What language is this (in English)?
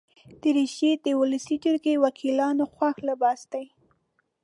Pashto